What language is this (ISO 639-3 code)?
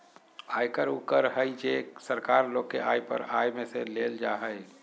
mag